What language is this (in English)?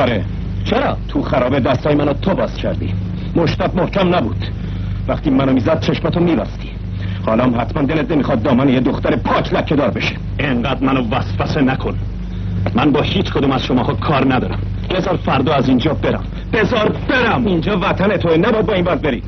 Persian